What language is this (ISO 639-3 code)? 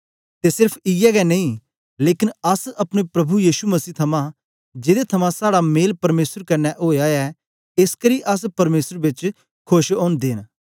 doi